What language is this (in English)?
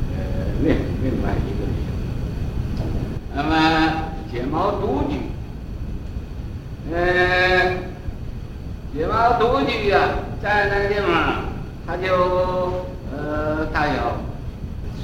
Chinese